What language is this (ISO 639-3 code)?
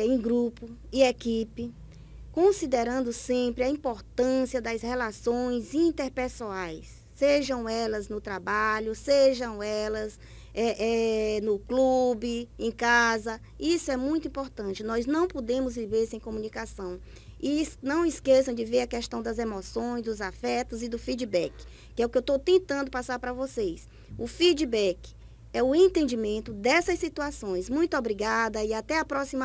por